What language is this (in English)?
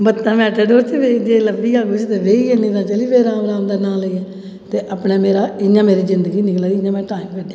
Dogri